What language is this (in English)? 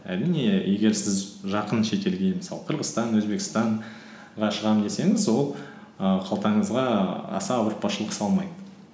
Kazakh